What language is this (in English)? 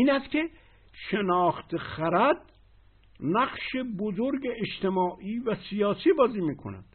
Persian